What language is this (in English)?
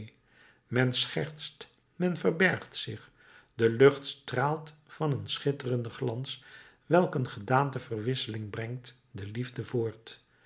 Dutch